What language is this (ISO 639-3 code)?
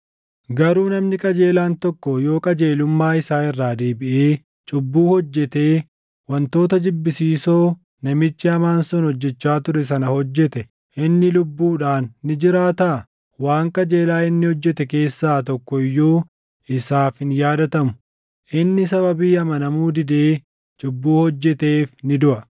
orm